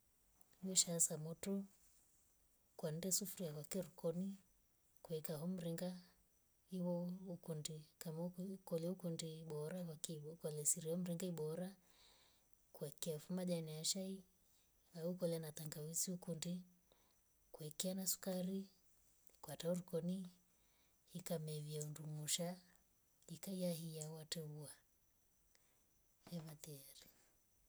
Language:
Rombo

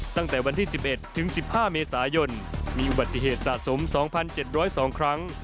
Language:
Thai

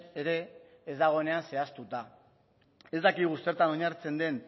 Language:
Basque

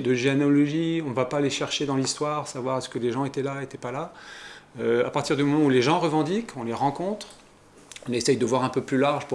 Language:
French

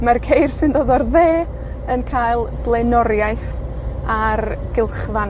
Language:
Welsh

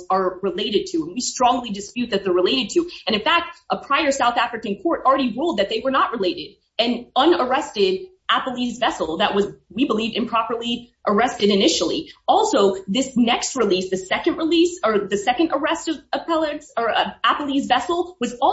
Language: English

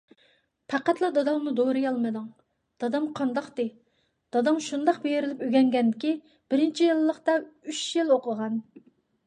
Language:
Uyghur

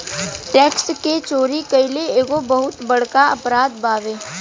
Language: Bhojpuri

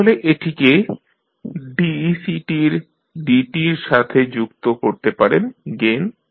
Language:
Bangla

